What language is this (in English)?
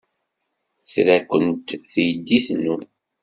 Kabyle